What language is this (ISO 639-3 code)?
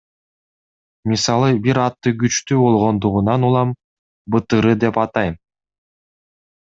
kir